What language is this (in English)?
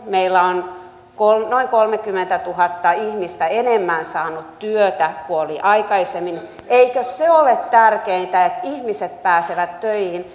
Finnish